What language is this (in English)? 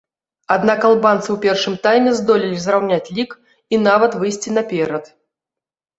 Belarusian